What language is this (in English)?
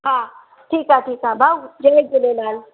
Sindhi